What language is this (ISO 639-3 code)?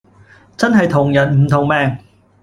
yue